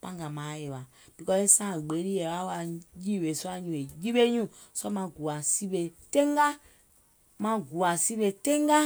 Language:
Gola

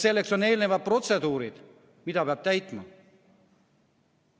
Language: Estonian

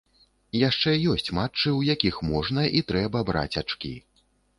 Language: Belarusian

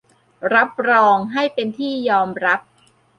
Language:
Thai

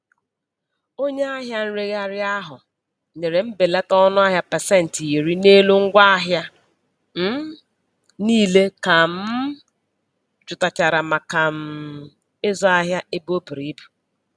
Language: Igbo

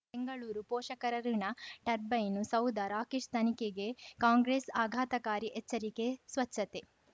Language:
Kannada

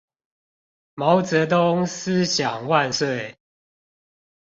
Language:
Chinese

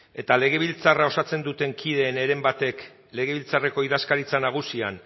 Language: Basque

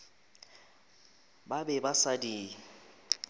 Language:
Northern Sotho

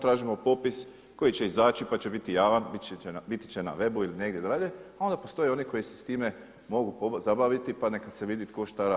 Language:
Croatian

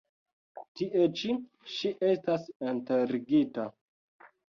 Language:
Esperanto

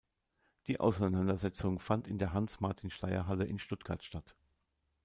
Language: German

